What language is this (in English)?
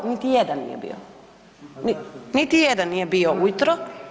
Croatian